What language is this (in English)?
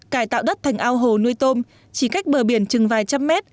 Vietnamese